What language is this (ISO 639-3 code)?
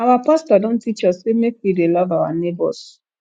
pcm